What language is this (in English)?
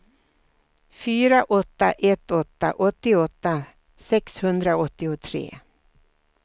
Swedish